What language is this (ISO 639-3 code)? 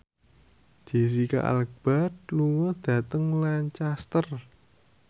jav